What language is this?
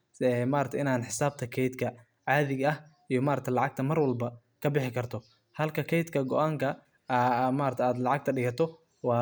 Somali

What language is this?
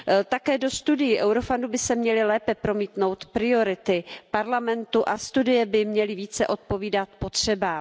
Czech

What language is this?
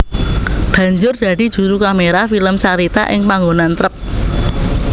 Javanese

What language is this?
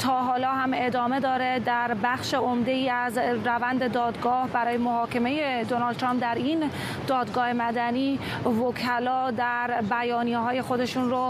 Persian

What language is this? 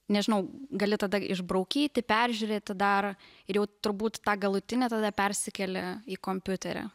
Lithuanian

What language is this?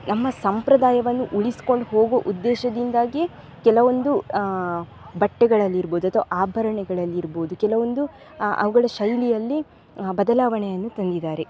Kannada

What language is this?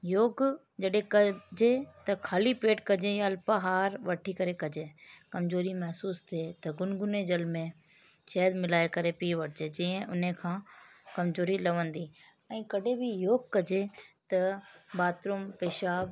Sindhi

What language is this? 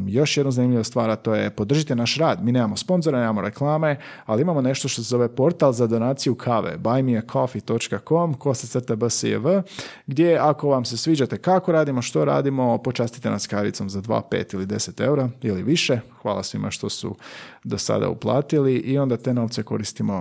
Croatian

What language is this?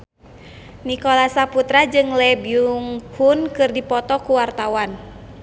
Sundanese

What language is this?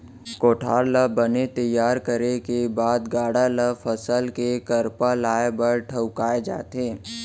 Chhattisgarhi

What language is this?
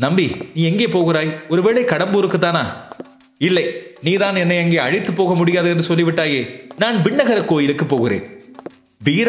Tamil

